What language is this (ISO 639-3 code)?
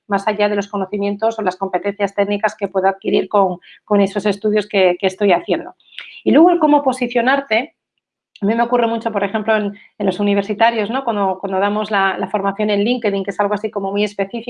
spa